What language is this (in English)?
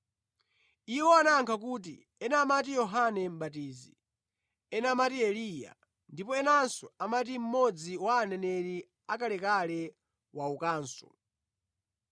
Nyanja